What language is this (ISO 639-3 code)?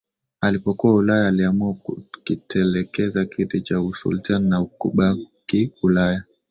swa